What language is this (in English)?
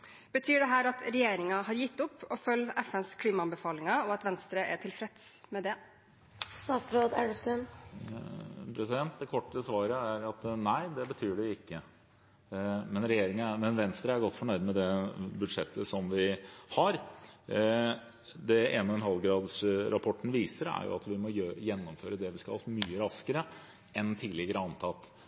Norwegian Bokmål